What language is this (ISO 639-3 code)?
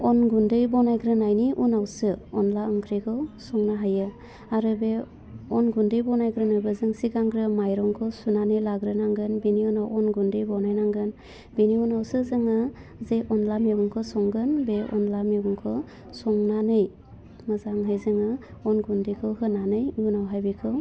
brx